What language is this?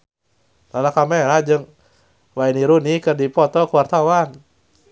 Sundanese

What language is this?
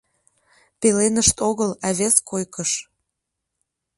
Mari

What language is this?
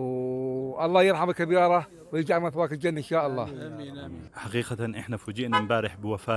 Arabic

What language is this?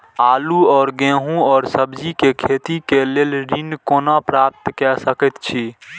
Maithili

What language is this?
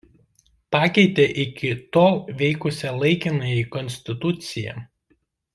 Lithuanian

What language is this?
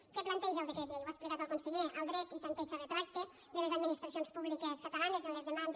Catalan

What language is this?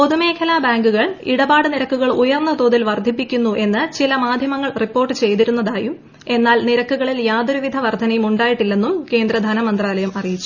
Malayalam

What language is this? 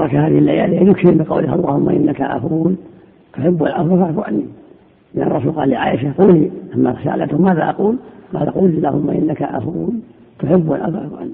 Arabic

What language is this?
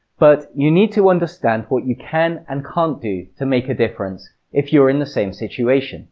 English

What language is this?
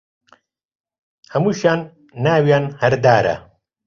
Central Kurdish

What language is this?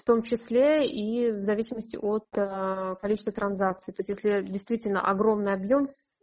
Russian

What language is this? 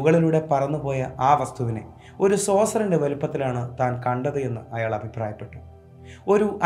Malayalam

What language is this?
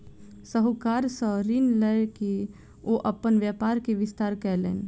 Maithili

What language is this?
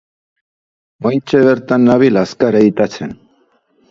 Basque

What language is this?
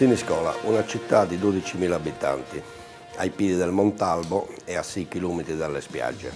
Italian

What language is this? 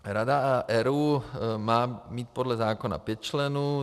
Czech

